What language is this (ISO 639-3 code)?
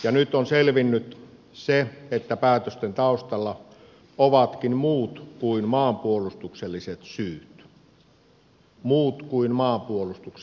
fin